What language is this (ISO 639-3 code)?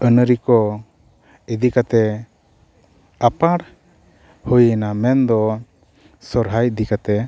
sat